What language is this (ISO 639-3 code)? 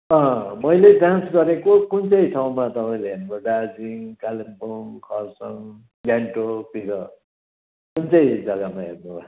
nep